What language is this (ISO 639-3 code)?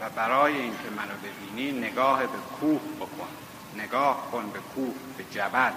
fas